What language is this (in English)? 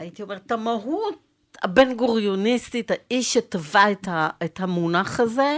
Hebrew